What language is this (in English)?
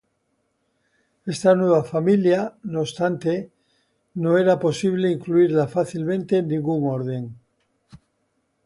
Spanish